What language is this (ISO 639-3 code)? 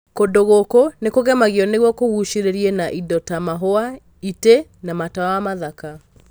kik